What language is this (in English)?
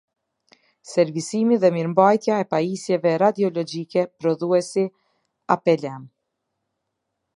Albanian